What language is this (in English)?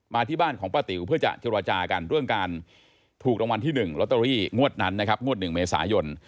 Thai